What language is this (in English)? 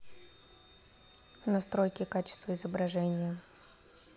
Russian